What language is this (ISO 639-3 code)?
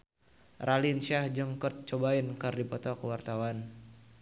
sun